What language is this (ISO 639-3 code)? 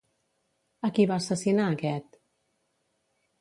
cat